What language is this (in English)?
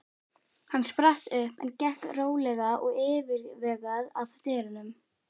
Icelandic